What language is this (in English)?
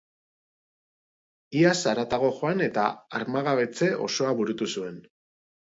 Basque